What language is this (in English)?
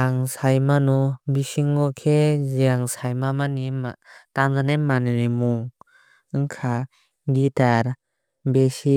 Kok Borok